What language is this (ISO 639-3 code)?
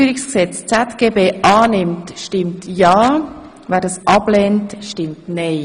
gsw